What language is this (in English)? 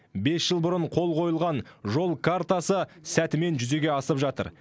Kazakh